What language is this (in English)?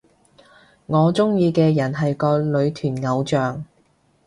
Cantonese